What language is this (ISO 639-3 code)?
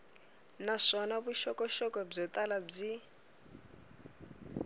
tso